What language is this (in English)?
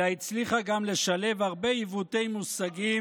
Hebrew